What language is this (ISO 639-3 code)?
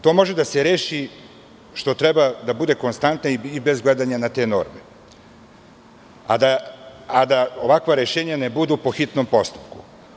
srp